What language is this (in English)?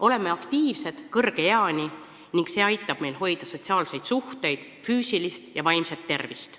Estonian